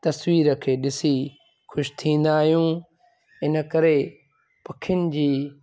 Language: Sindhi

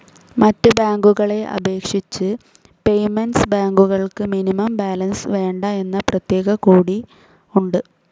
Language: Malayalam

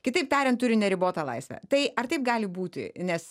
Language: Lithuanian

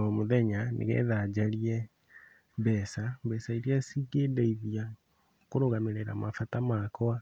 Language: Kikuyu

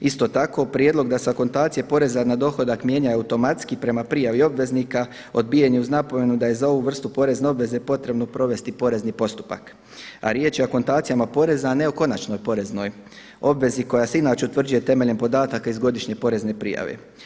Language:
Croatian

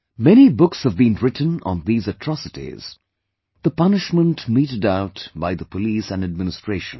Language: English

